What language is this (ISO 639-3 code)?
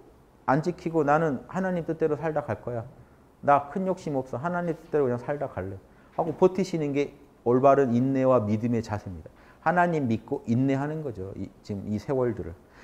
kor